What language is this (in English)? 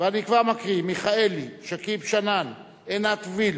Hebrew